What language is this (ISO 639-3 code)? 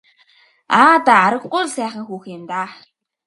mon